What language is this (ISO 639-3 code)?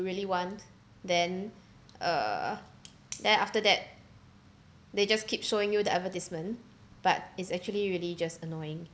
eng